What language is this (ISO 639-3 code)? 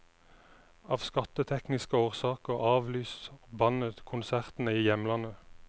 nor